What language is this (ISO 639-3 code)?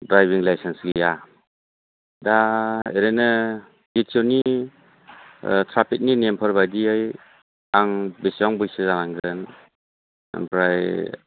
brx